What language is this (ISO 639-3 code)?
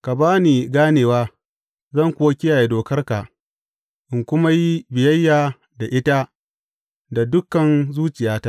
hau